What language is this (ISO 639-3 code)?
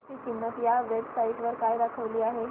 mar